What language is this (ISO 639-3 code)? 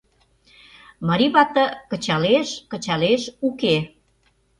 chm